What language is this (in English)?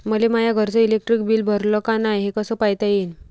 Marathi